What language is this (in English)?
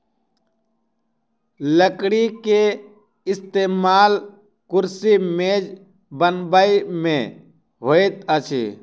Maithili